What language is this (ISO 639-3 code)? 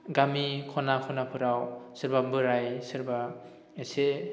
brx